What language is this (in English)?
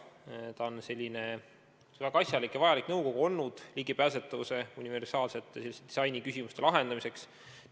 Estonian